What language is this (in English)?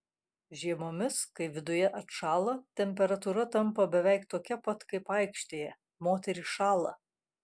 Lithuanian